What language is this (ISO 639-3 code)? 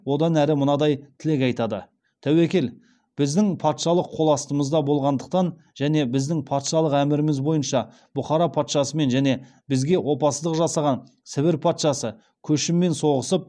kaz